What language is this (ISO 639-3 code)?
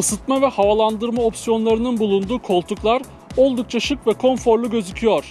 tur